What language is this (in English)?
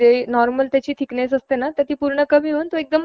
Marathi